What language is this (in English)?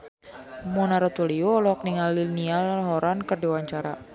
Sundanese